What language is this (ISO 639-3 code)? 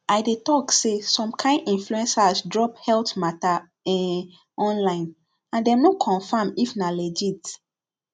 pcm